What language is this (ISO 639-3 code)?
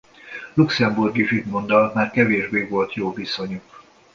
hun